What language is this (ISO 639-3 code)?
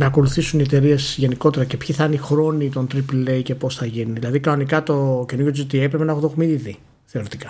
ell